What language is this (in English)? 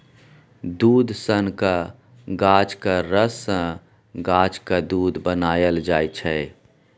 Maithili